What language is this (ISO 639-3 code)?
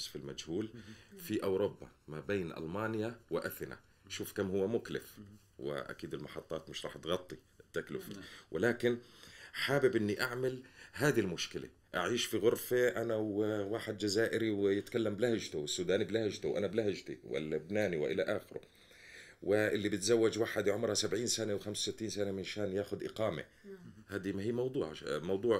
ara